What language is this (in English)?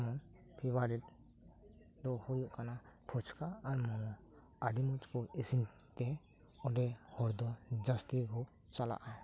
Santali